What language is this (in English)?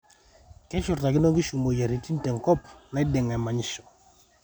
Masai